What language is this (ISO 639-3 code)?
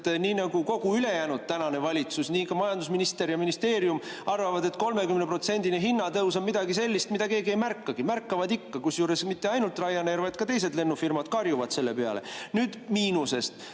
est